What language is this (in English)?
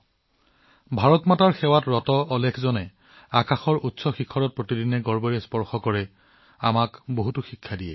Assamese